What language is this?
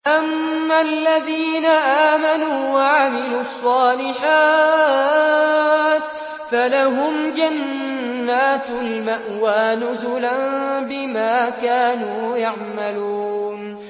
Arabic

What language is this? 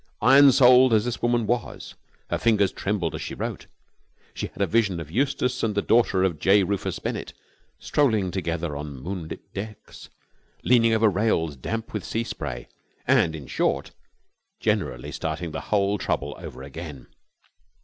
English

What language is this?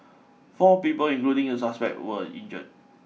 English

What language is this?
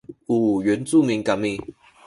Sakizaya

